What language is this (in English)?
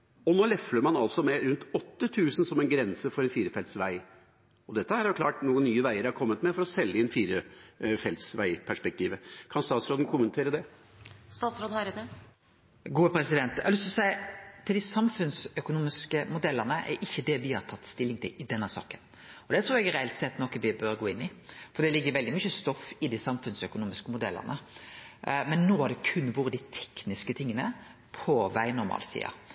Norwegian